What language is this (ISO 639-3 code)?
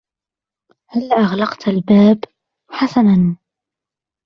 ara